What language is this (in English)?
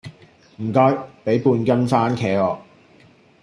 Cantonese